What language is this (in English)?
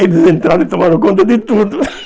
Portuguese